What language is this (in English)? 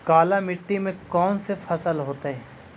Magahi